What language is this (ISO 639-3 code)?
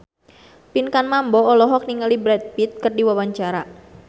sun